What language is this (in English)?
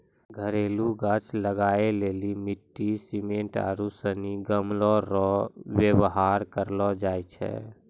Maithili